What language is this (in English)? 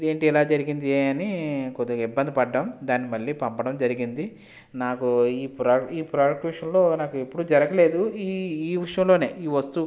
Telugu